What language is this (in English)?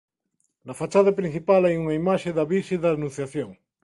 Galician